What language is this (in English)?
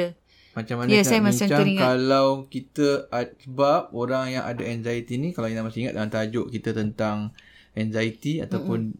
Malay